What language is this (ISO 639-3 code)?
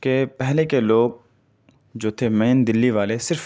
urd